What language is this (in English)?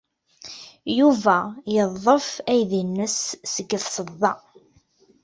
Kabyle